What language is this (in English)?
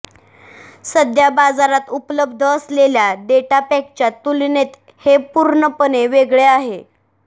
Marathi